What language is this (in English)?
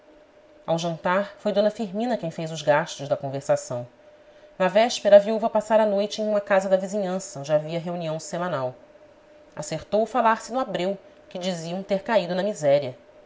Portuguese